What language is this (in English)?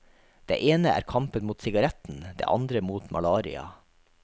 Norwegian